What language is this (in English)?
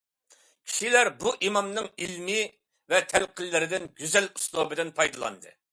Uyghur